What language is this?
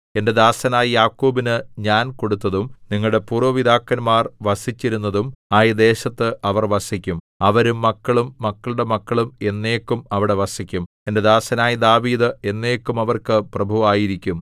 Malayalam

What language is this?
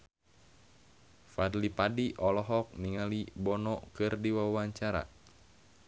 Sundanese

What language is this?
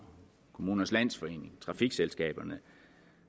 Danish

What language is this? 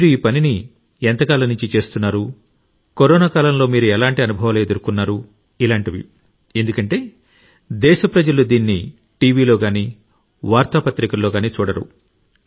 Telugu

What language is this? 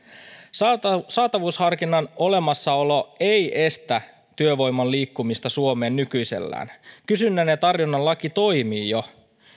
Finnish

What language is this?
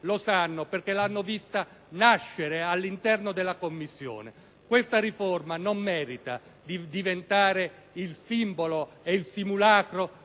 Italian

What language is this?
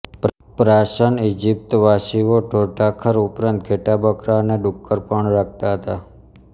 Gujarati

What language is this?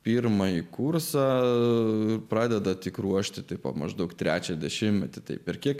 Lithuanian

